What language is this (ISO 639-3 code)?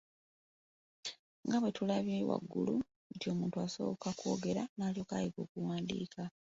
lug